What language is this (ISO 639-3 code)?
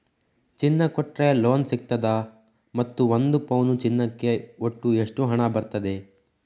kan